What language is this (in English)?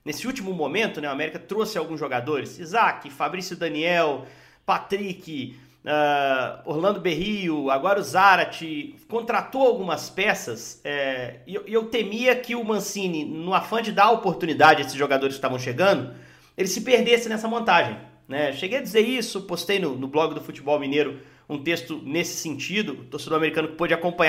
Portuguese